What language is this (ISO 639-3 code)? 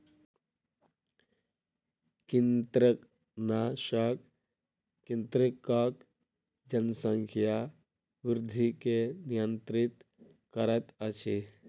mai